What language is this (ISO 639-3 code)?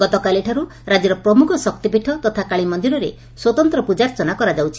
ori